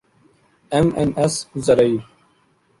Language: Urdu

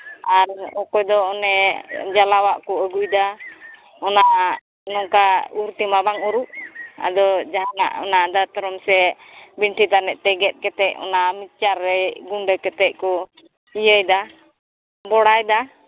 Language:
Santali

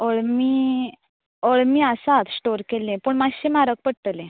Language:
Konkani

